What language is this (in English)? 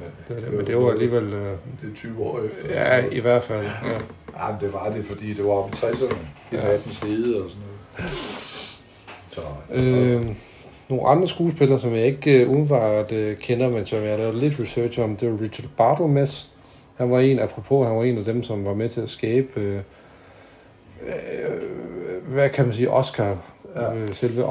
Danish